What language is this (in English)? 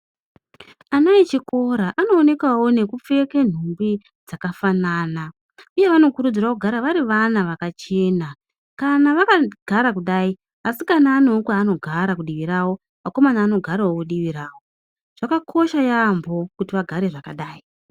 Ndau